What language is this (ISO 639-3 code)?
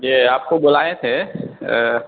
urd